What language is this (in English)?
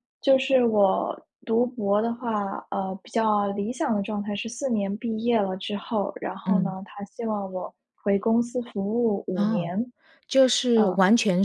Chinese